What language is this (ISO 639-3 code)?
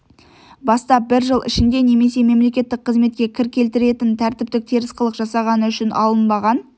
kaz